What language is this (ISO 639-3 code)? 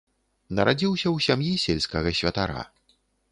bel